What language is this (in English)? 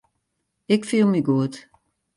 Western Frisian